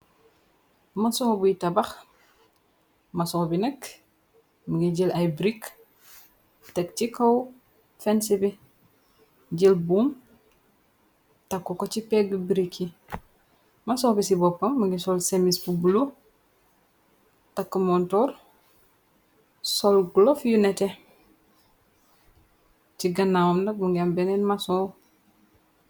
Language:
Wolof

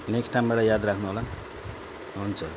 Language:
Nepali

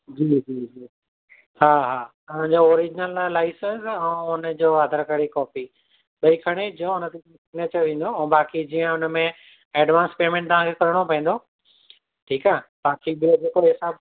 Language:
Sindhi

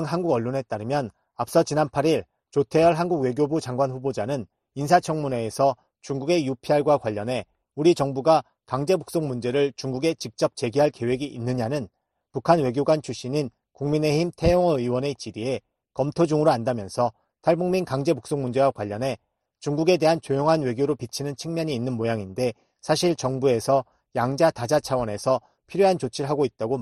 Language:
Korean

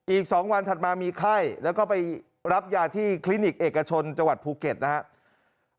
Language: Thai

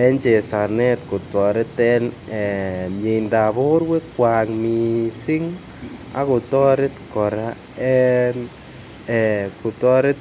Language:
Kalenjin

